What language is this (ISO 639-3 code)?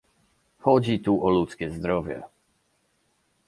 pol